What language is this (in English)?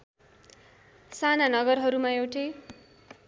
Nepali